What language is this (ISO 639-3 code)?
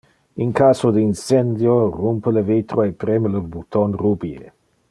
ina